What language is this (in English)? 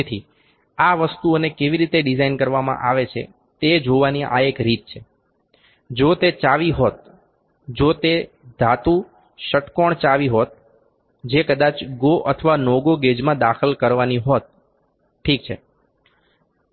Gujarati